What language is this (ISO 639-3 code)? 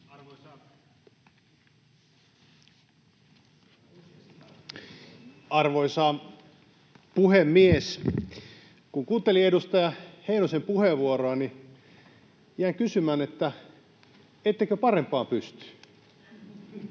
fin